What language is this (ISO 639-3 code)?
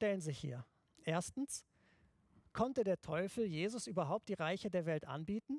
deu